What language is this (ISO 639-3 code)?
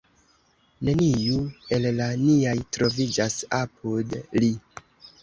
epo